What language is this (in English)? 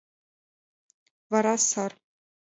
Mari